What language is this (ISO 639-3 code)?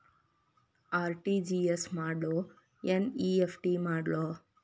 kan